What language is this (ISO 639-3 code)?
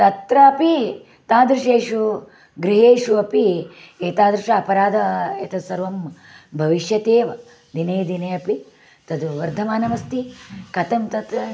san